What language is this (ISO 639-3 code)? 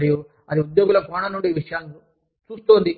tel